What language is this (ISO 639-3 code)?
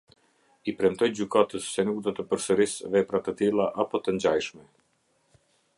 sqi